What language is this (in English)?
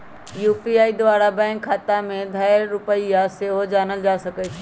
Magahi